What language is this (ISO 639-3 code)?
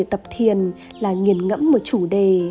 vie